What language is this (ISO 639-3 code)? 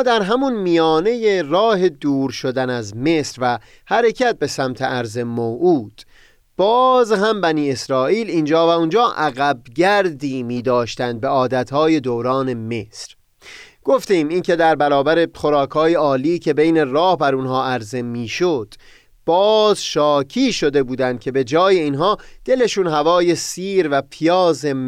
fas